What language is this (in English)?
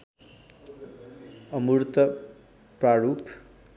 Nepali